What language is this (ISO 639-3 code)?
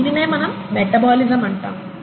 tel